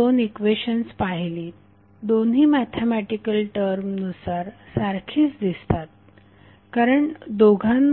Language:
Marathi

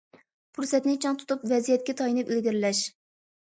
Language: Uyghur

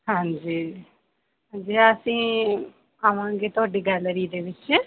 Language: Punjabi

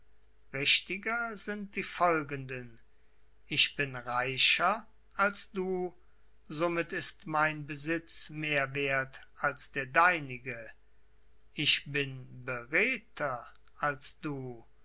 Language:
German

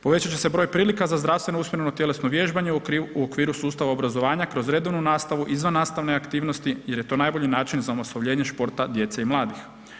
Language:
Croatian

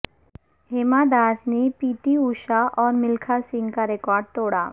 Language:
Urdu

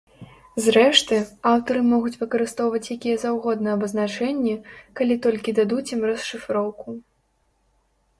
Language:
Belarusian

